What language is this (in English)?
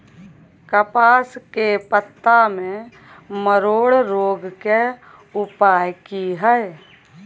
Maithili